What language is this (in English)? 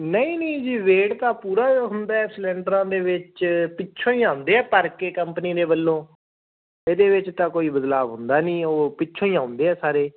Punjabi